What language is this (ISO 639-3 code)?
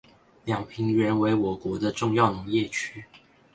zho